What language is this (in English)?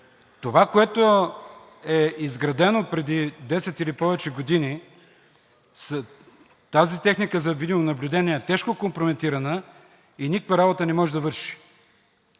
Bulgarian